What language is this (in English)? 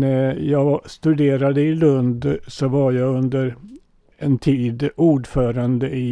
Swedish